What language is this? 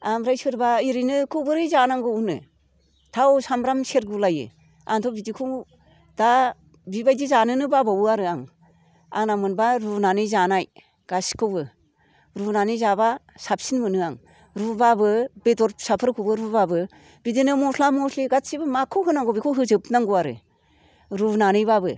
Bodo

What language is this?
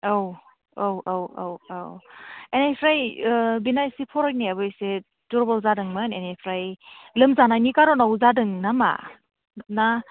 Bodo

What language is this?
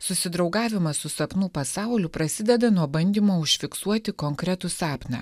Lithuanian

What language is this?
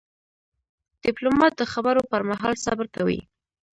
Pashto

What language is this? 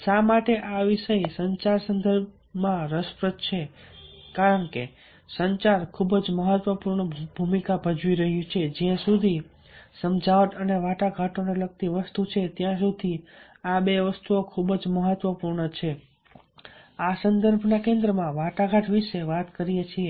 Gujarati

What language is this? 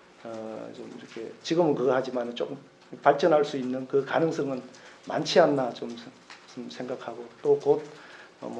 Korean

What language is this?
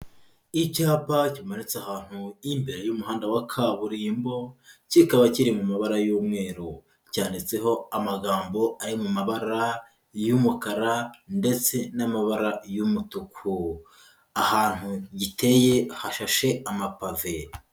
Kinyarwanda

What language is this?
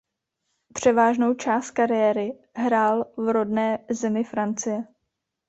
Czech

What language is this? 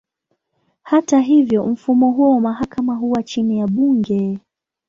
Swahili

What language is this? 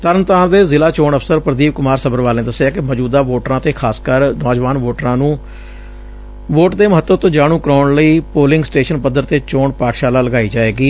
Punjabi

